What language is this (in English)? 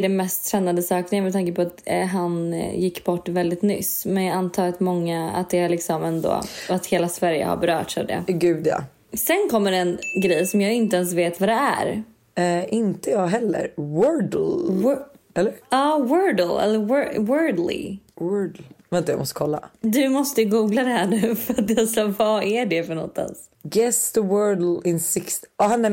Swedish